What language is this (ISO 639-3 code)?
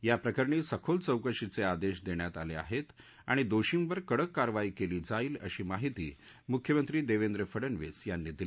mar